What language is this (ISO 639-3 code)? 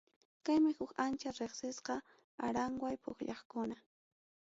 quy